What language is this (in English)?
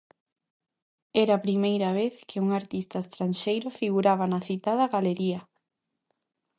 Galician